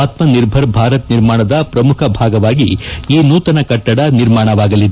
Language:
Kannada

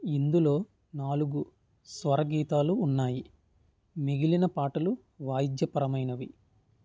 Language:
Telugu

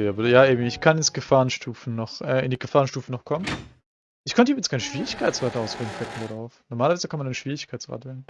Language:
German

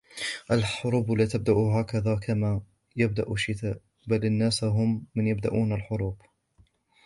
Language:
Arabic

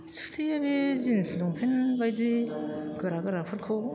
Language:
Bodo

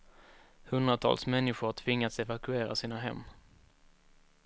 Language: Swedish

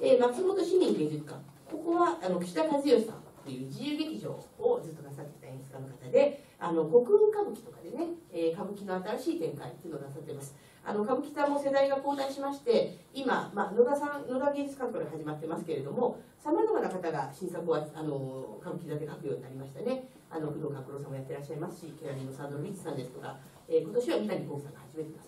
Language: Japanese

